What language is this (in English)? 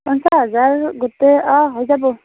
Assamese